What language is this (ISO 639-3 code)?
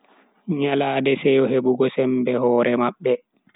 fui